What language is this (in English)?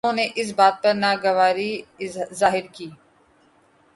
Urdu